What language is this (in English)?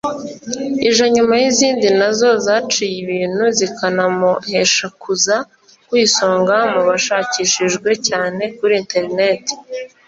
Kinyarwanda